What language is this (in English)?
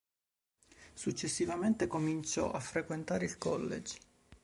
Italian